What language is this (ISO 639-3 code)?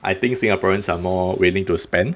eng